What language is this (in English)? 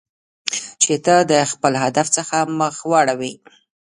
Pashto